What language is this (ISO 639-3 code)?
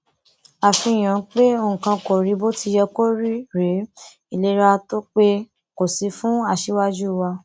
yor